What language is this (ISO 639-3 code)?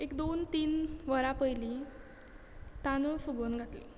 kok